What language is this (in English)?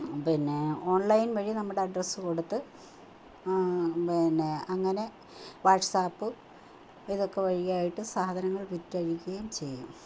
Malayalam